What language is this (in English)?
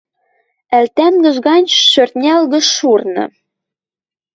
Western Mari